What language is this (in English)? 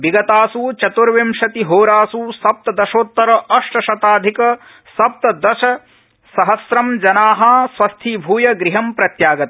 Sanskrit